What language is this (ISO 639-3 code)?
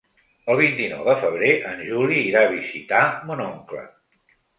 cat